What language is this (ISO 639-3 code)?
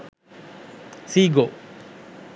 sin